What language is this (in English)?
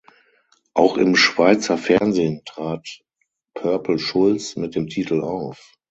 German